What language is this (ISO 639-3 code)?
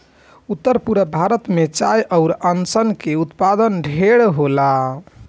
bho